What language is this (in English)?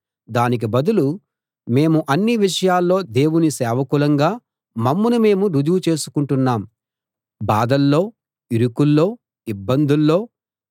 Telugu